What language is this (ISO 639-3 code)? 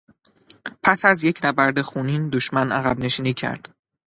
fas